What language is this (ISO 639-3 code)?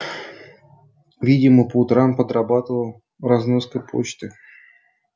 rus